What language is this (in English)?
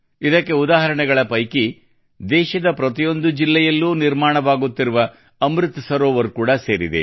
Kannada